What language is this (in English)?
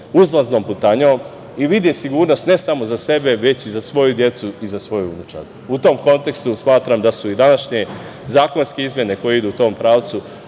Serbian